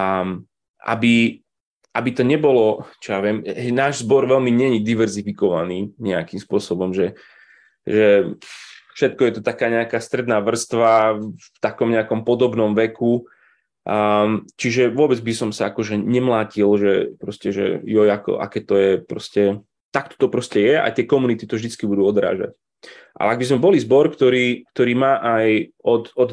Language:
Slovak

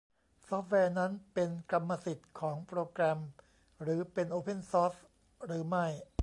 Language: Thai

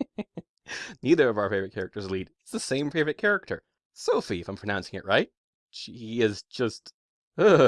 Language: English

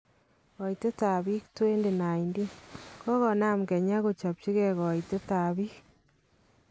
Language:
Kalenjin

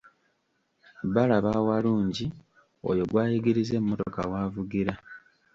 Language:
Ganda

